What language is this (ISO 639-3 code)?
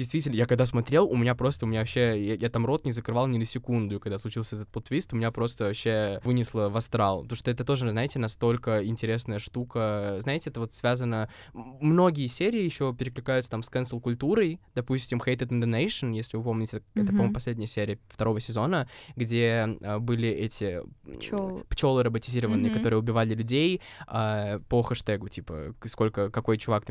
rus